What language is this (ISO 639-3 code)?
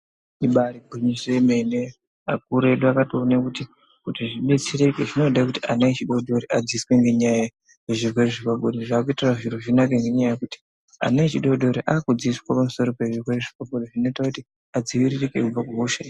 ndc